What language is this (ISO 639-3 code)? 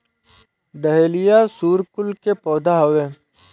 bho